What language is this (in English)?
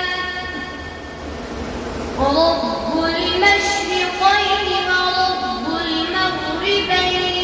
Arabic